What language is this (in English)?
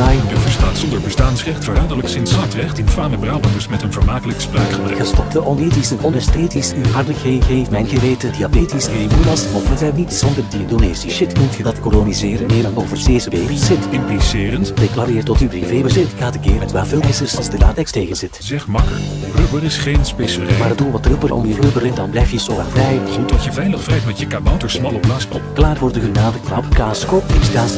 Dutch